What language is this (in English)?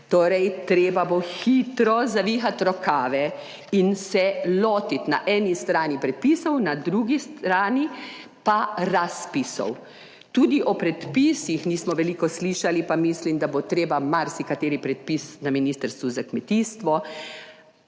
Slovenian